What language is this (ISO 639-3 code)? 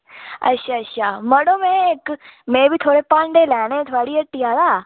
doi